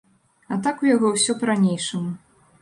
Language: Belarusian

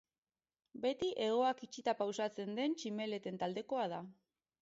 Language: Basque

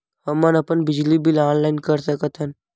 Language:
Chhattisgarhi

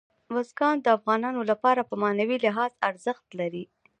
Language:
Pashto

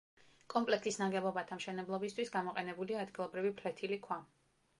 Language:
Georgian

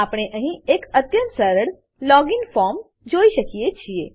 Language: Gujarati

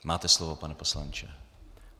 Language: Czech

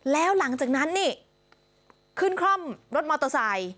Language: Thai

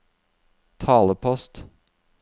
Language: Norwegian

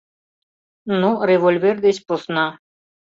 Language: Mari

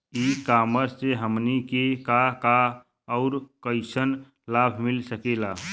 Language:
Bhojpuri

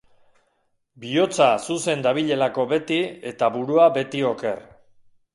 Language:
Basque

